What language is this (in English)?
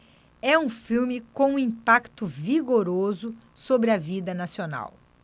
Portuguese